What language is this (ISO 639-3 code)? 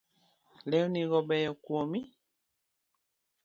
luo